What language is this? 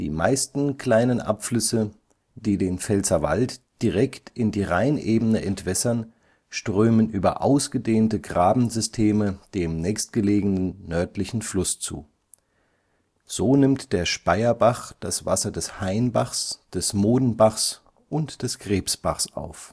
German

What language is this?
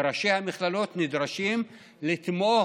Hebrew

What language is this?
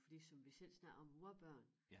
Danish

